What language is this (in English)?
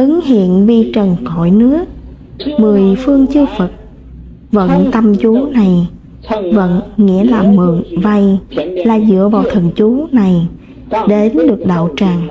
Vietnamese